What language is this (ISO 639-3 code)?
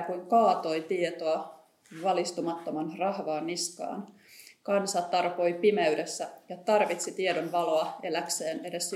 fin